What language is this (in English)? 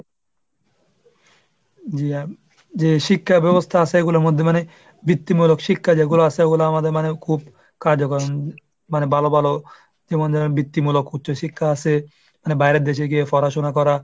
Bangla